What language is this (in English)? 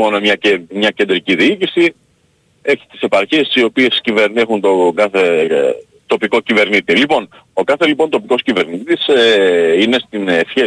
Greek